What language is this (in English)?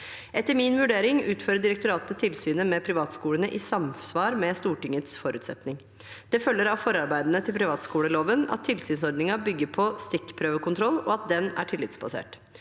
Norwegian